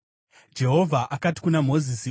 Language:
Shona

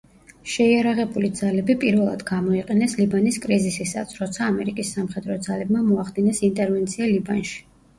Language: Georgian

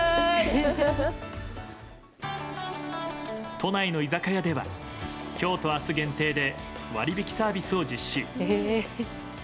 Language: Japanese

